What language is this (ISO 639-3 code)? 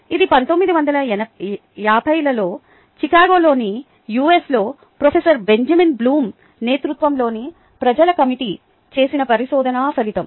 tel